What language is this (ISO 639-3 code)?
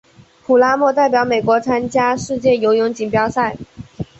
zho